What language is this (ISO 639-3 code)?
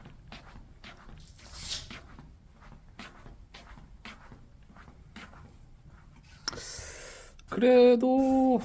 kor